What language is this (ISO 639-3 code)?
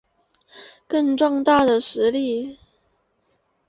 zho